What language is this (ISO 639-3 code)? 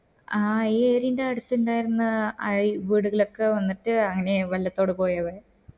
mal